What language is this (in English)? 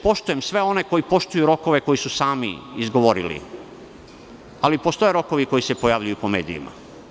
Serbian